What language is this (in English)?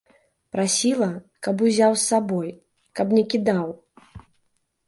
Belarusian